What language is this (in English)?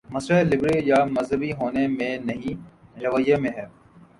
Urdu